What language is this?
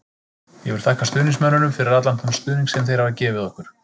Icelandic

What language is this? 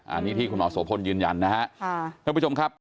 Thai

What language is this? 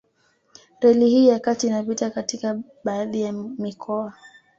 Swahili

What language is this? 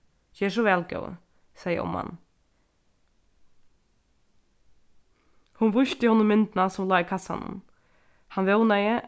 Faroese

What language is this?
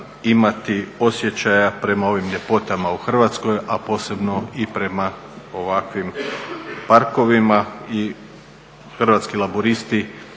Croatian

